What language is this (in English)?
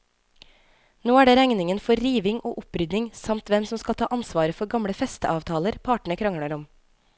Norwegian